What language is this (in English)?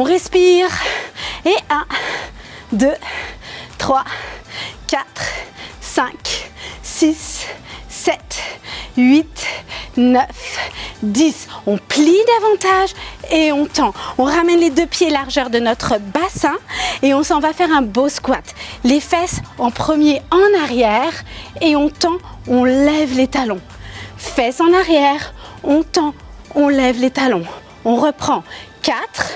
French